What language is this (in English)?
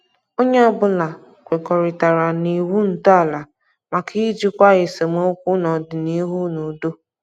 Igbo